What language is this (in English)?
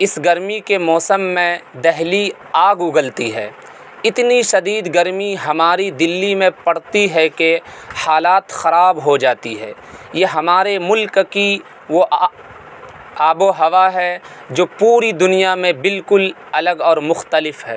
Urdu